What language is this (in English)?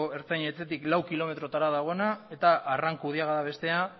Basque